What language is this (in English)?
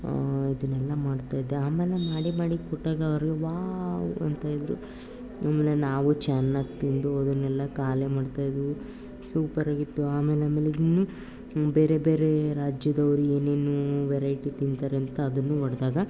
Kannada